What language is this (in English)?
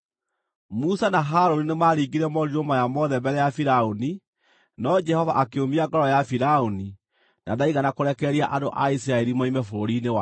Kikuyu